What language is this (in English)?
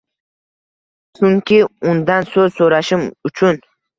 Uzbek